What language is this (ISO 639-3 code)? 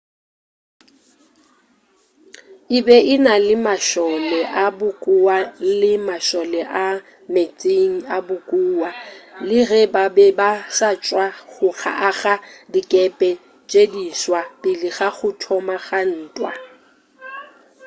nso